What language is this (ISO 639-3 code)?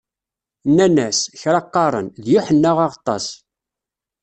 kab